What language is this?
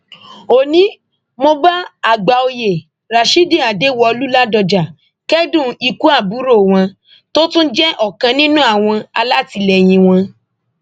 Yoruba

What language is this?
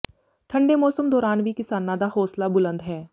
Punjabi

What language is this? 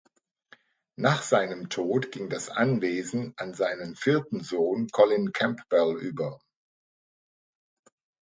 German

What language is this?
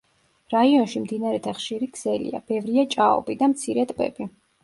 Georgian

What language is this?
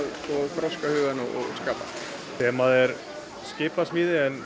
Icelandic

